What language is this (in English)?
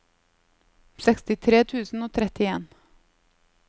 Norwegian